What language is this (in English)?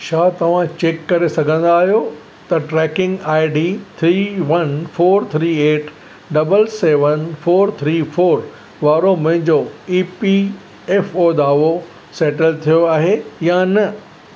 Sindhi